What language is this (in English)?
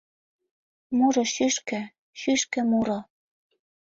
Mari